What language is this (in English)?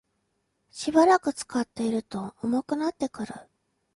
Japanese